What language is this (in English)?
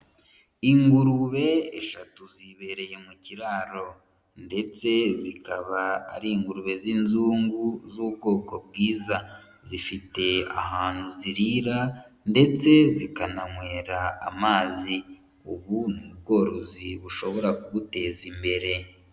Kinyarwanda